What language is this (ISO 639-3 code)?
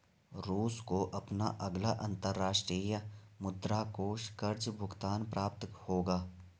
hin